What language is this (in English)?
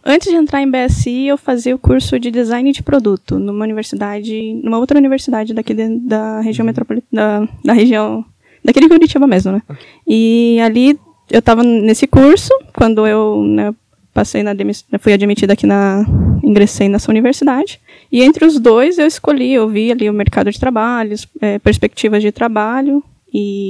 Portuguese